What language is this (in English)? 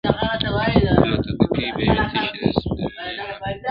Pashto